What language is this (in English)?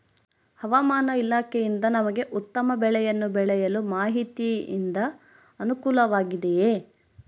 Kannada